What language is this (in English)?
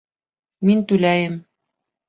Bashkir